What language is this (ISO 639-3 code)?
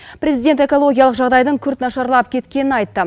kaz